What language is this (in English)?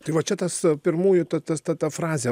Lithuanian